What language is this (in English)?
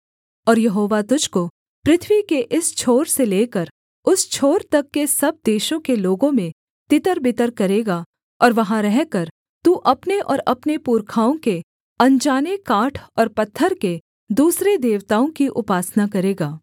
Hindi